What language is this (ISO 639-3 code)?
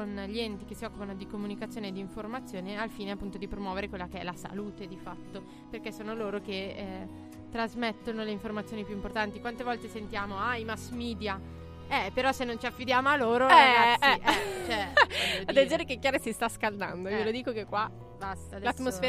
ita